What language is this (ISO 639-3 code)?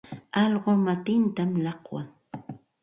qxt